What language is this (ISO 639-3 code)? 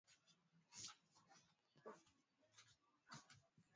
swa